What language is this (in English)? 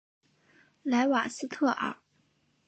Chinese